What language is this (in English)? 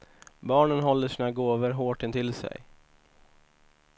Swedish